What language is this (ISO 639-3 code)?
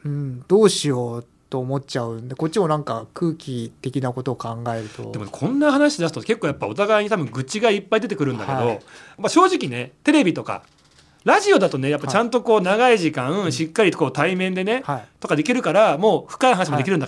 jpn